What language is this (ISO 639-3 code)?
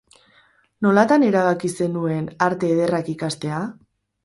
eus